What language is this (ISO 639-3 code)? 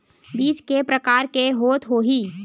hne